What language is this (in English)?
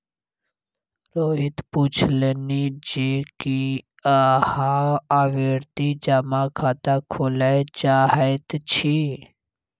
Maithili